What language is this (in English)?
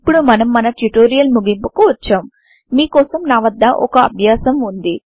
Telugu